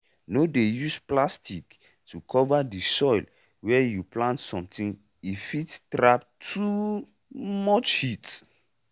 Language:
Nigerian Pidgin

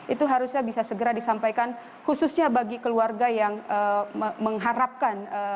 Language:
Indonesian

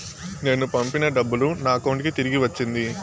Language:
Telugu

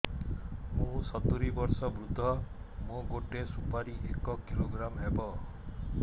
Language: Odia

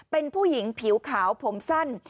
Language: Thai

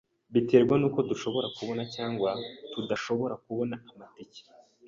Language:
Kinyarwanda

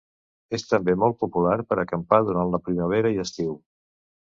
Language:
Catalan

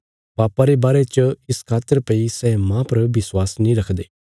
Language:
Bilaspuri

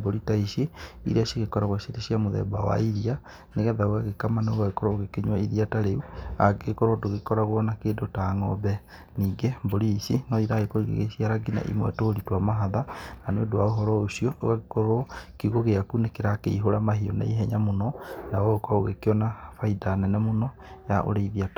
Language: Kikuyu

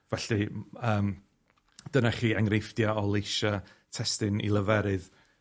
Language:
Welsh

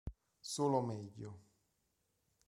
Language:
Italian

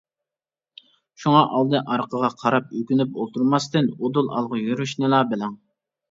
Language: Uyghur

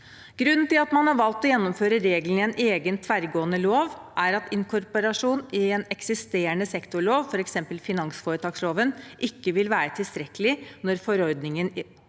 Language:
Norwegian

